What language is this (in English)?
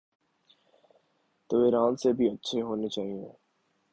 Urdu